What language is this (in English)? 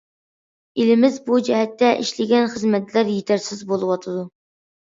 Uyghur